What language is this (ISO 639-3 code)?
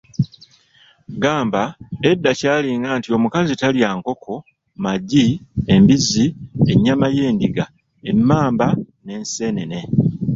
lug